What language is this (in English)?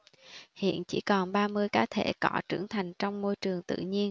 Vietnamese